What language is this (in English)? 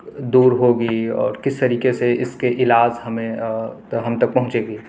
Urdu